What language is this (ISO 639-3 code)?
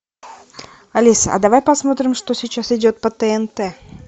rus